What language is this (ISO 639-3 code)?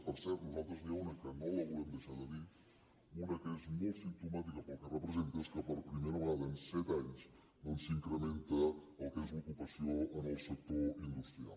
cat